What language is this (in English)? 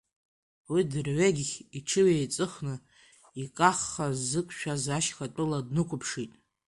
Abkhazian